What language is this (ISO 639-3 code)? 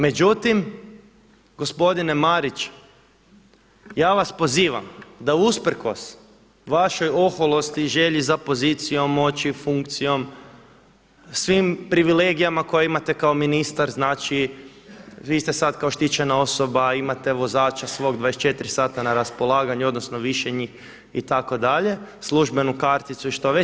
hrv